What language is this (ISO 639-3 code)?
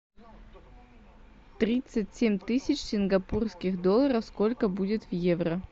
rus